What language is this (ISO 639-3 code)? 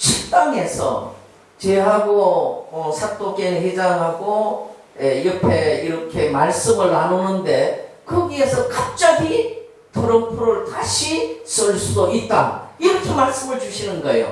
kor